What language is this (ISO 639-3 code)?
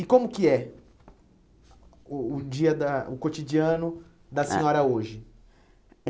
por